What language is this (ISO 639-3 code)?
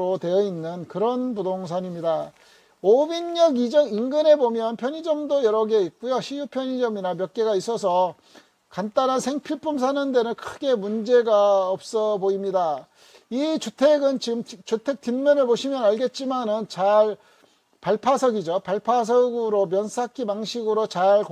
kor